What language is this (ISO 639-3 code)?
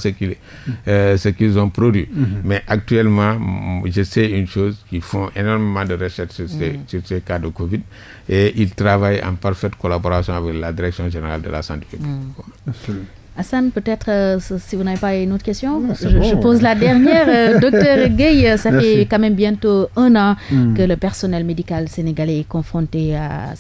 fra